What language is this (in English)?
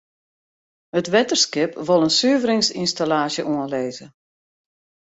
Western Frisian